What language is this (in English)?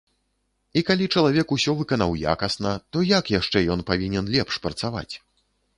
Belarusian